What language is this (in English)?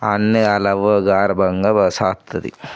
Telugu